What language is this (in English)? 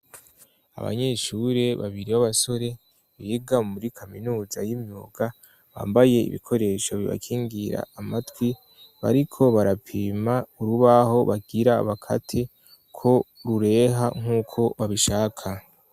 Rundi